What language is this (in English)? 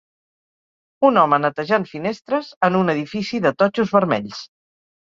Catalan